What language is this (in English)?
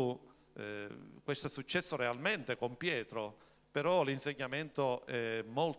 Italian